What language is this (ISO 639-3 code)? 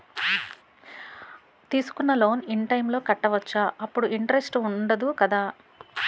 tel